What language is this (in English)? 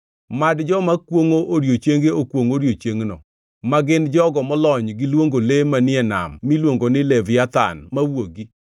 Luo (Kenya and Tanzania)